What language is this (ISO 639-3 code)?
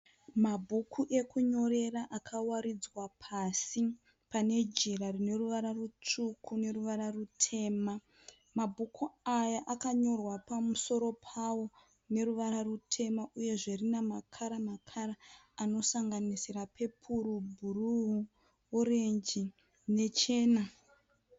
sna